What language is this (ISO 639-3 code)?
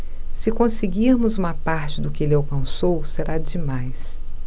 por